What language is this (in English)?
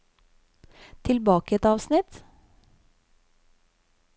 Norwegian